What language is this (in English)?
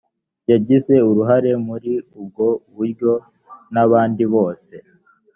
Kinyarwanda